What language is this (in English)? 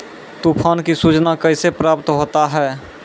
Maithili